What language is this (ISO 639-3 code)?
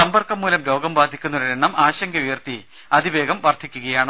mal